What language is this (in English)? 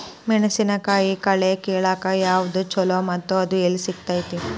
Kannada